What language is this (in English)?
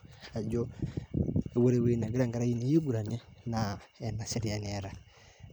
Masai